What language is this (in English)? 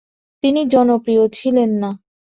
Bangla